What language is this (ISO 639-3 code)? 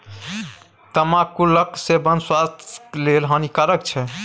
mai